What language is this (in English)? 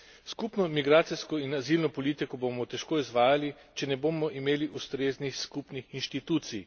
Slovenian